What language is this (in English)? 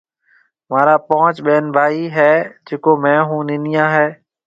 Marwari (Pakistan)